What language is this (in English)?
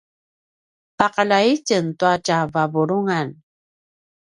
Paiwan